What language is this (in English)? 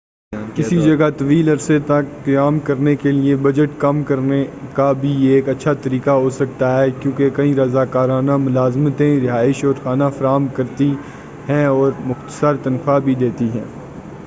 Urdu